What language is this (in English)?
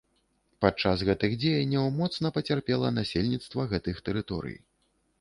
Belarusian